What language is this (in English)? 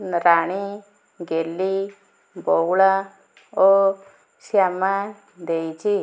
Odia